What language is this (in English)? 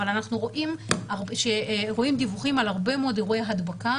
Hebrew